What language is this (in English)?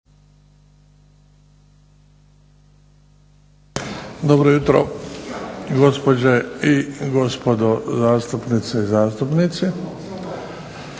Croatian